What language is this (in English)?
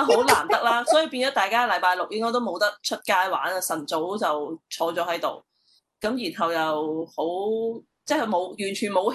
Chinese